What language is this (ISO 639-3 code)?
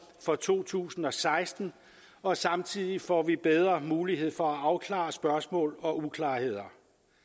dan